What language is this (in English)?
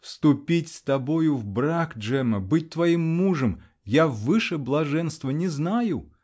Russian